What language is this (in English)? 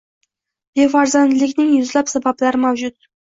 Uzbek